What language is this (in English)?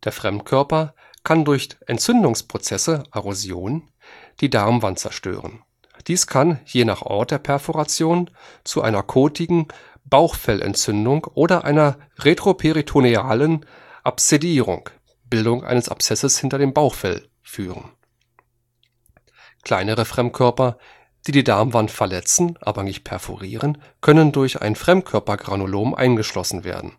German